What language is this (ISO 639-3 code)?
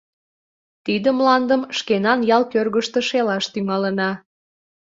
chm